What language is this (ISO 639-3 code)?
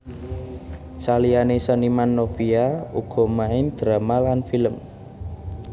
jav